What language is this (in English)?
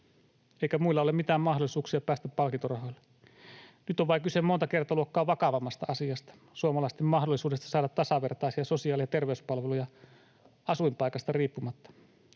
Finnish